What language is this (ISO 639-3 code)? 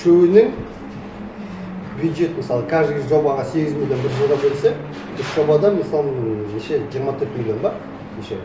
kaz